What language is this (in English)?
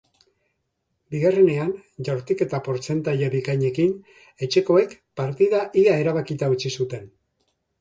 Basque